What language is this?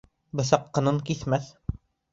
Bashkir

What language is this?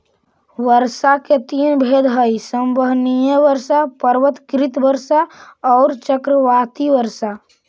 Magahi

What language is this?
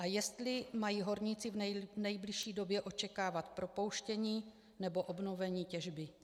Czech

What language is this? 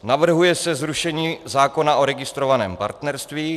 Czech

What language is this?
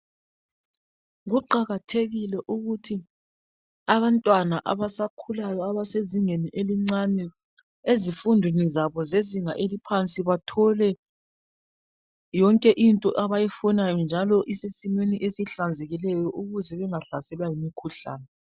North Ndebele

